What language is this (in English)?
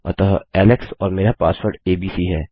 Hindi